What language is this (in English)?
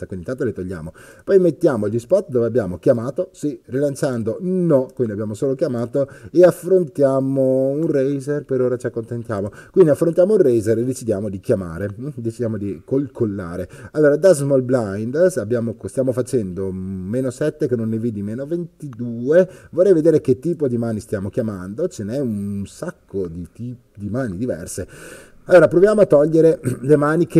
Italian